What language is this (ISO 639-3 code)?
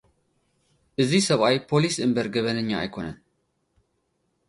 tir